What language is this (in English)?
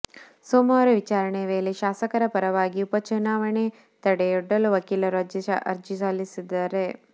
Kannada